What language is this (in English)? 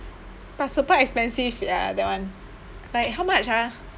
English